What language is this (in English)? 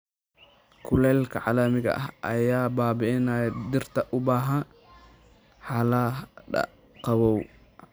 Somali